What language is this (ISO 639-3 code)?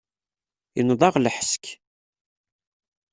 kab